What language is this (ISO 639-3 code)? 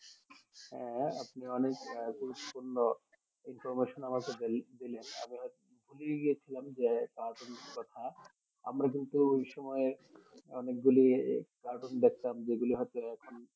ben